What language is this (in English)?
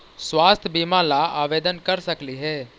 Magahi